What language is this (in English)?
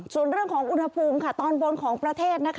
Thai